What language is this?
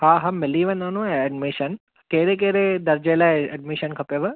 Sindhi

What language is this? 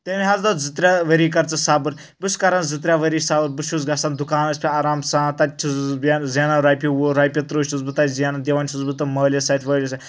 Kashmiri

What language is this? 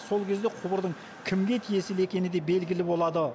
Kazakh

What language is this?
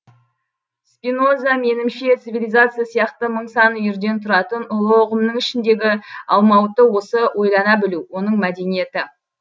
Kazakh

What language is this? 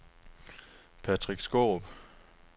Danish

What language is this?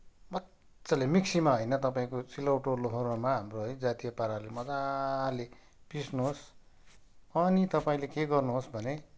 Nepali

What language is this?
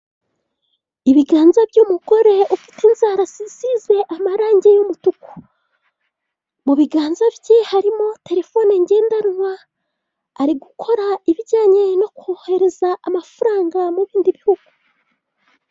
Kinyarwanda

